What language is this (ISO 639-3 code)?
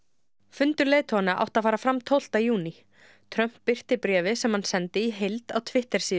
isl